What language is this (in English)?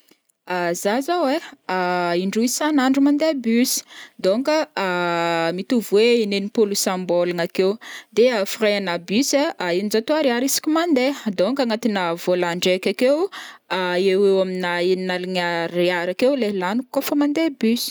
Northern Betsimisaraka Malagasy